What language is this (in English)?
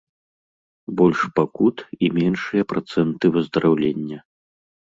Belarusian